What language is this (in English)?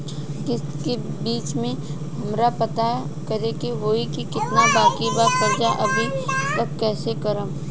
Bhojpuri